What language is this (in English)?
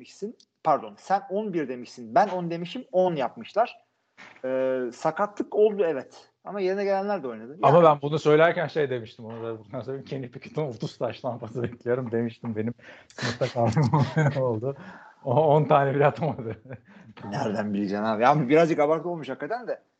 Turkish